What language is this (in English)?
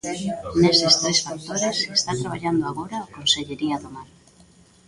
Galician